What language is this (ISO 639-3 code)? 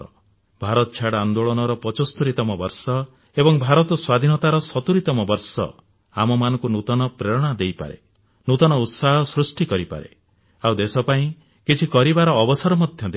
ori